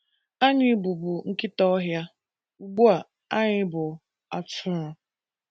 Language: Igbo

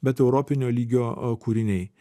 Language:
Lithuanian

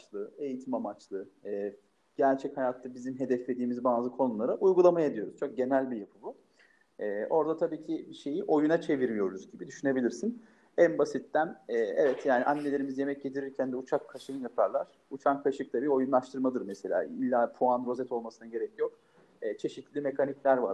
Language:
Turkish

